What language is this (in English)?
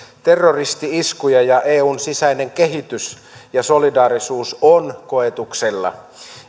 Finnish